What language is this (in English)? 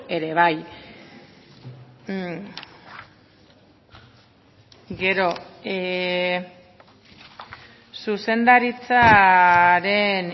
Basque